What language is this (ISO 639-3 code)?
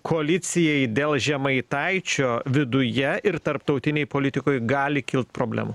lit